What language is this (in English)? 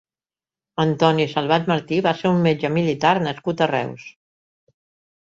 Catalan